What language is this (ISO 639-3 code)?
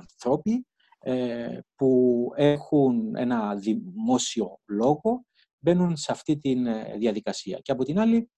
ell